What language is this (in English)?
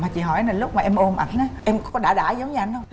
Vietnamese